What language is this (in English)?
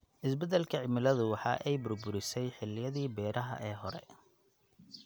Somali